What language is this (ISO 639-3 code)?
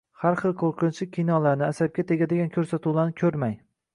uzb